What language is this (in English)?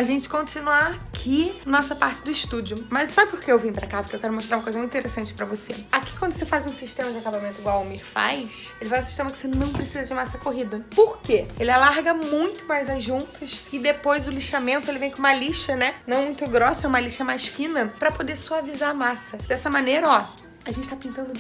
Portuguese